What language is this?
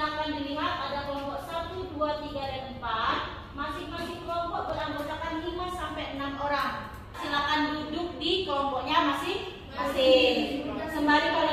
Indonesian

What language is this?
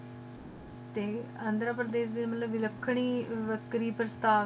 Punjabi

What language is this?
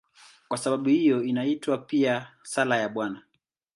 Swahili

